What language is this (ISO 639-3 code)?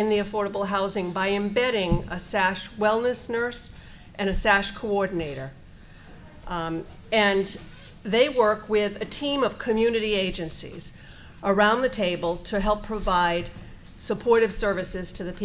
eng